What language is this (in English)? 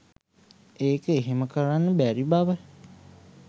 Sinhala